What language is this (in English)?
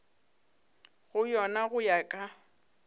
Northern Sotho